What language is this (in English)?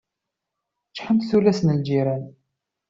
Kabyle